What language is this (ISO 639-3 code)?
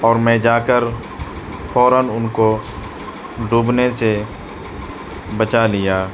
urd